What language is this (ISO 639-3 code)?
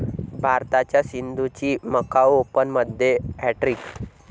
mar